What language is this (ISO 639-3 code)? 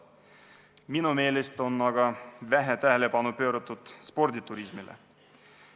est